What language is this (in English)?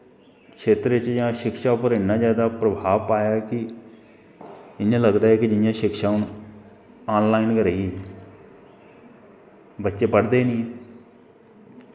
Dogri